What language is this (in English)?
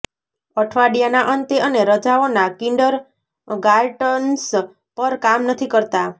Gujarati